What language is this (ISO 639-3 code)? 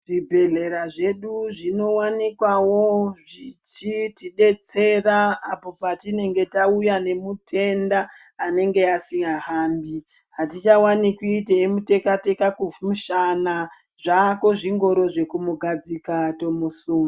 ndc